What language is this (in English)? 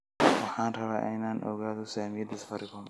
Somali